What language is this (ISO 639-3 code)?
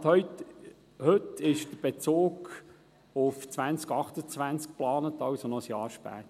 gsw